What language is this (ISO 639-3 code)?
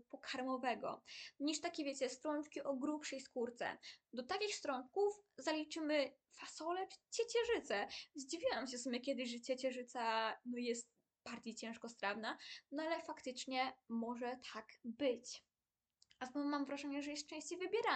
pol